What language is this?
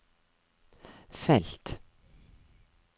Norwegian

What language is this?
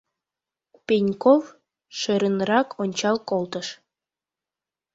Mari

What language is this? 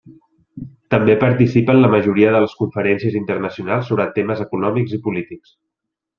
Catalan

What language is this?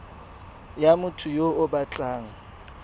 Tswana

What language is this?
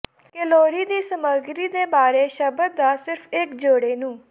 Punjabi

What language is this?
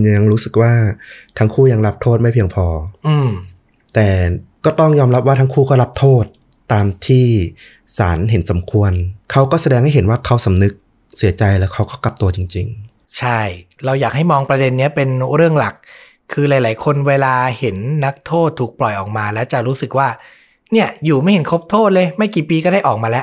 Thai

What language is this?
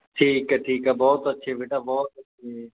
Punjabi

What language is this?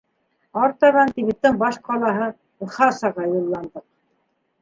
Bashkir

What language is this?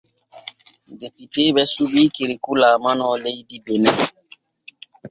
Borgu Fulfulde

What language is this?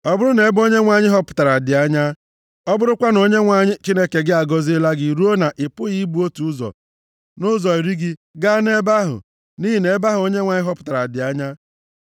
Igbo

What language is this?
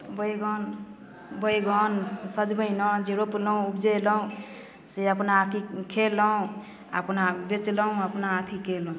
Maithili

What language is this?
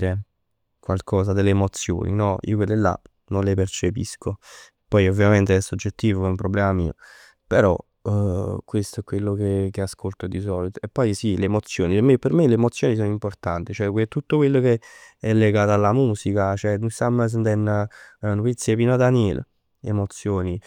Neapolitan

